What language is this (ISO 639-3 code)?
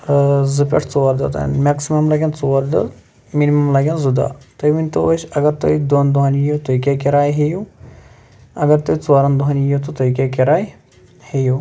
kas